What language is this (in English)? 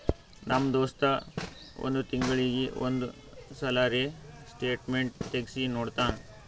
Kannada